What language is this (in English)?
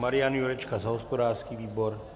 Czech